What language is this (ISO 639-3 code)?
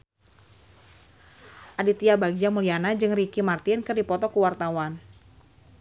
sun